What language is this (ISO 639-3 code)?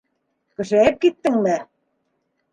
bak